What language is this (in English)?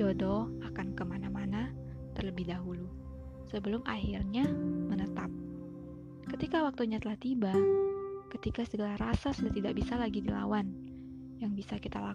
Indonesian